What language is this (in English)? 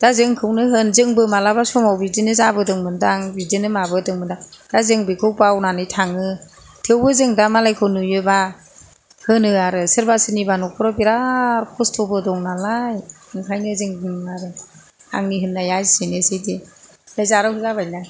Bodo